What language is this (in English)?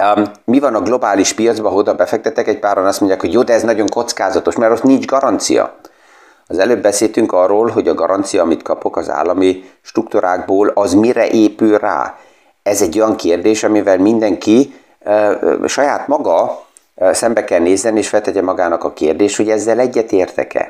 Hungarian